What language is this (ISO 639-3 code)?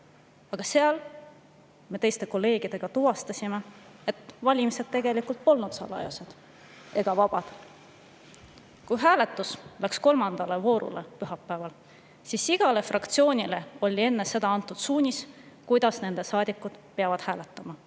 est